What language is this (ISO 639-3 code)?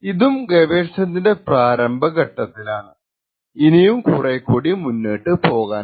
mal